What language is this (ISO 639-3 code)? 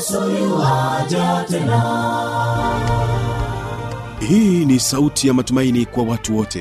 swa